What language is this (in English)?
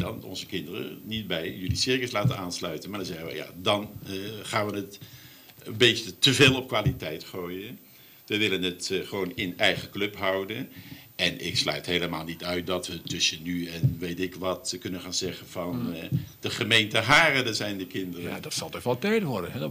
Dutch